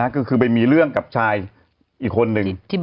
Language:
Thai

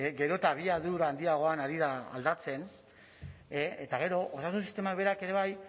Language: Basque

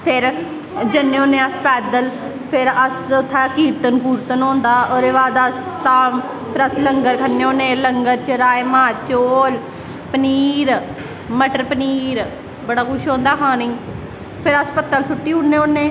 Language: Dogri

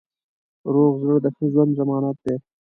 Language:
Pashto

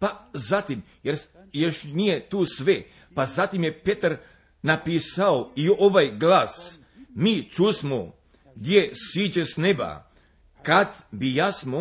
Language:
Croatian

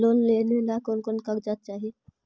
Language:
Magahi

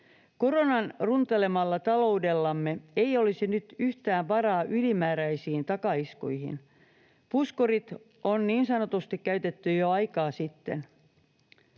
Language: Finnish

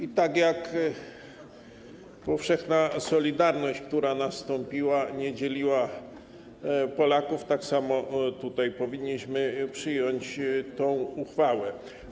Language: Polish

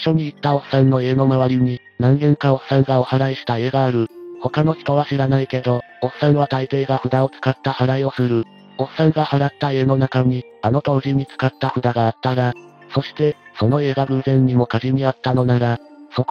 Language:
Japanese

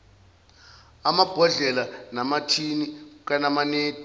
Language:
Zulu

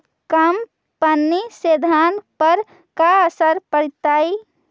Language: Magahi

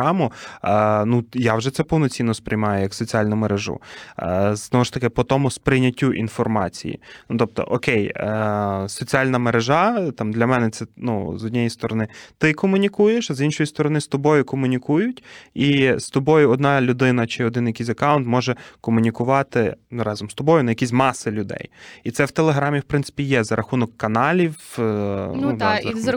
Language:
Ukrainian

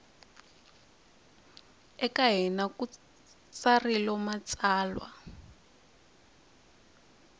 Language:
Tsonga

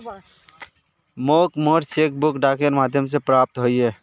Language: Magahi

